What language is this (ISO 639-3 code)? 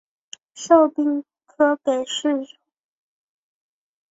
zho